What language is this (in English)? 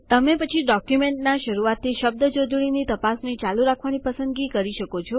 Gujarati